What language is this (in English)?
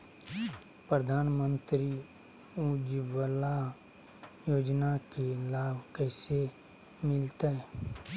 Magahi